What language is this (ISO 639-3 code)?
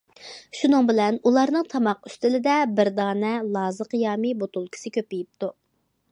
uig